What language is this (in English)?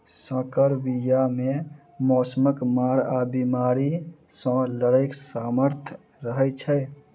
Maithili